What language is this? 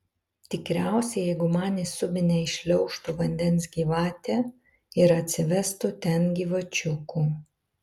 Lithuanian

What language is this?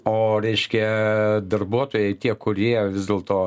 Lithuanian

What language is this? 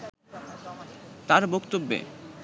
Bangla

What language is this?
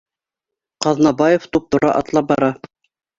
Bashkir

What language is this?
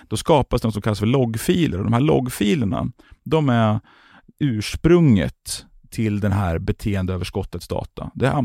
Swedish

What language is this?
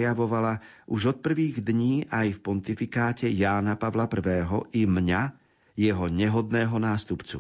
Slovak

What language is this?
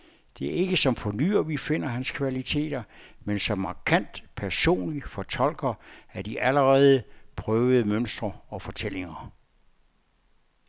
Danish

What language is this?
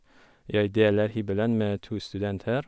Norwegian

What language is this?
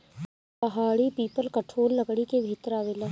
Bhojpuri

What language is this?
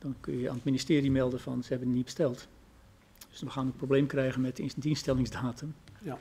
Dutch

